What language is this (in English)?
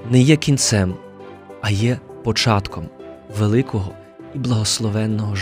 Ukrainian